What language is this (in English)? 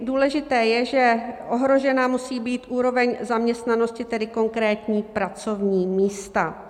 Czech